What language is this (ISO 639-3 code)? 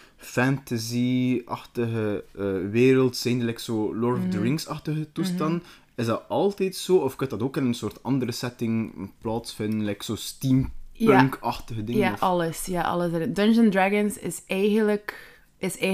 nld